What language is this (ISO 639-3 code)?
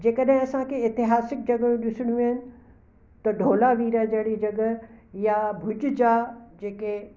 snd